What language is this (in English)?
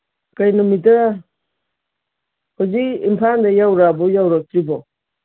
Manipuri